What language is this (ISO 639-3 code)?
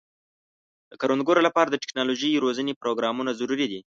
pus